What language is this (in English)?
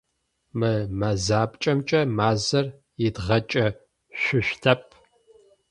Adyghe